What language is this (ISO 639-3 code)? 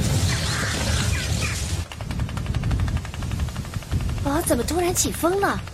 zho